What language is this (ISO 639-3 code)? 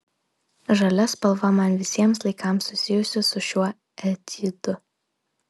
lit